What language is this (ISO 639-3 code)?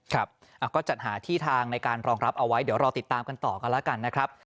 tha